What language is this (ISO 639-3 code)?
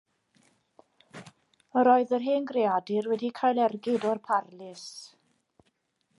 cym